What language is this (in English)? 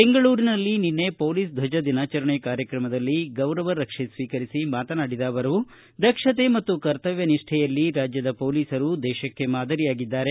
Kannada